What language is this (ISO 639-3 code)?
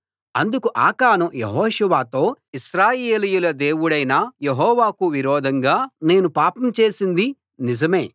tel